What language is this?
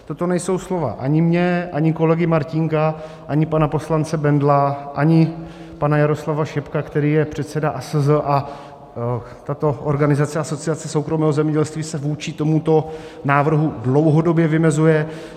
Czech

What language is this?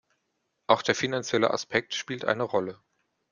German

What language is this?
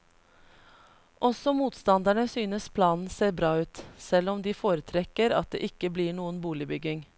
Norwegian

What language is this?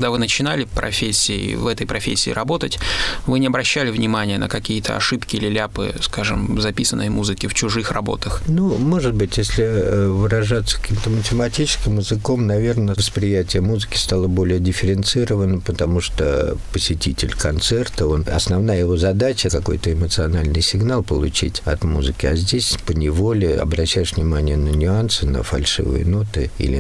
Russian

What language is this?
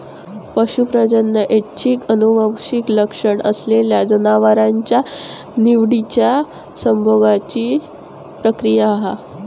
Marathi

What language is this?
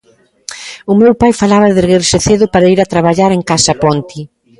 Galician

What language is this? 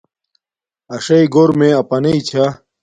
Domaaki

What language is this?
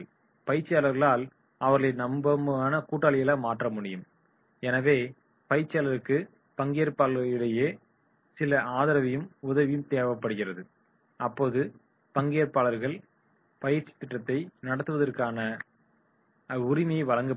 Tamil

